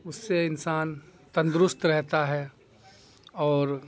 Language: Urdu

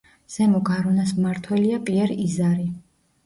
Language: Georgian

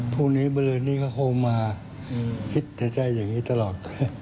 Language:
Thai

